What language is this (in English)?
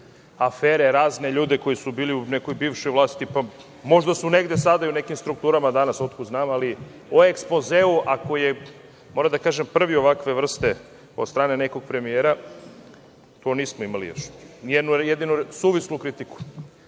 Serbian